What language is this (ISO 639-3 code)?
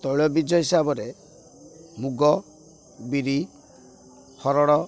ori